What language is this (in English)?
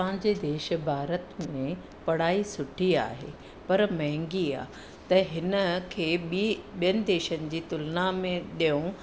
Sindhi